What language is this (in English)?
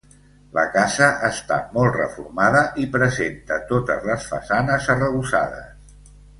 Catalan